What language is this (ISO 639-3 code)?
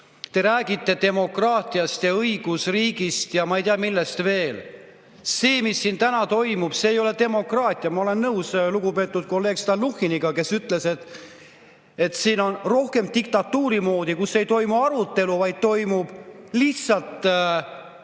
est